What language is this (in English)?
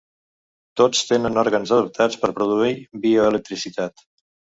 Catalan